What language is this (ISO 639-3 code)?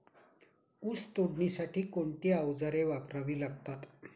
mar